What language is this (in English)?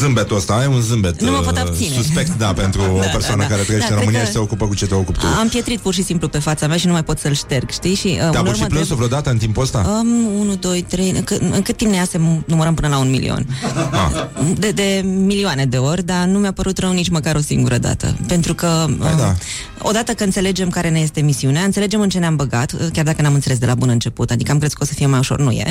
Romanian